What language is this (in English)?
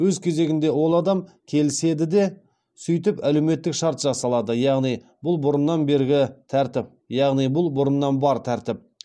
Kazakh